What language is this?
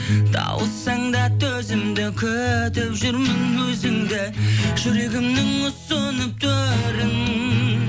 Kazakh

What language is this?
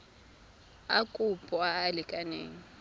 Tswana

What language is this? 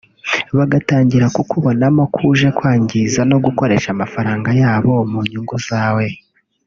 Kinyarwanda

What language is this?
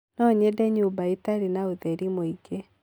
Kikuyu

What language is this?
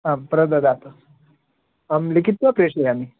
Sanskrit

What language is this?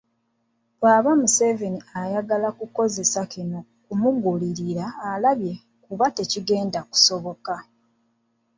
Ganda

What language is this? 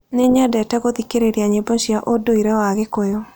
Kikuyu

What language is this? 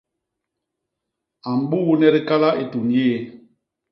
Basaa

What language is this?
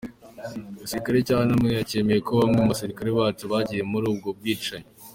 Kinyarwanda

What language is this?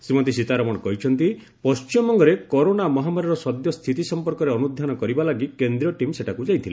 Odia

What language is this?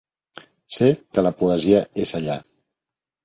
Catalan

